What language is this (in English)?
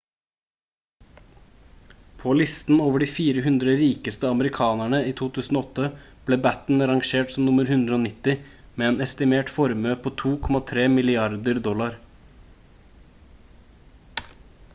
Norwegian Bokmål